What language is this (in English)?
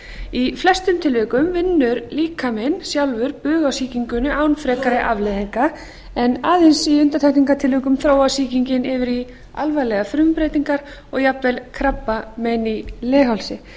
Icelandic